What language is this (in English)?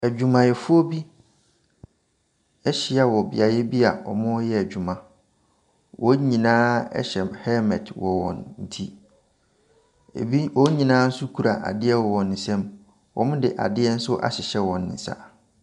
Akan